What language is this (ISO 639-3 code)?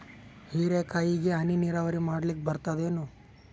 kan